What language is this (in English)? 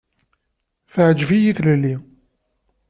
Kabyle